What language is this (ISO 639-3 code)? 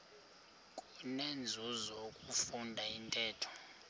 xho